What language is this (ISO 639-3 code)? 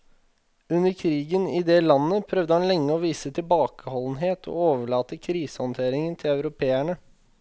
nor